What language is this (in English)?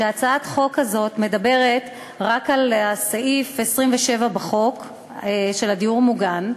Hebrew